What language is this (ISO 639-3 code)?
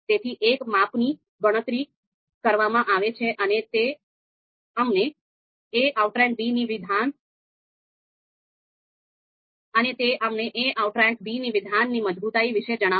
guj